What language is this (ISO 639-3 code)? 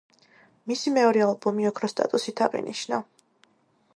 kat